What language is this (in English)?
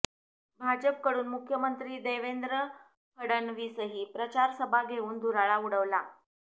Marathi